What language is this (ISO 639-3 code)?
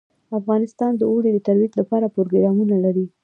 pus